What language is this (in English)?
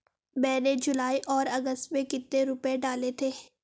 Hindi